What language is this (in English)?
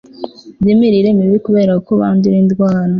Kinyarwanda